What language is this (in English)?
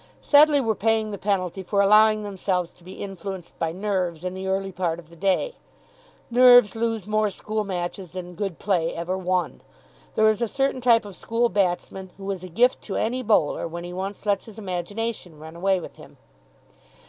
English